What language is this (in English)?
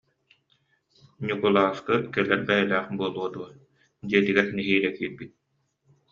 Yakut